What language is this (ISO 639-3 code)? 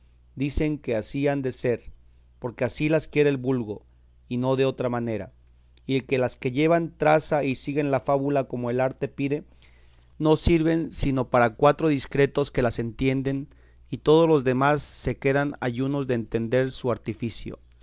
spa